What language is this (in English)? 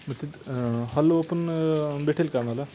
Marathi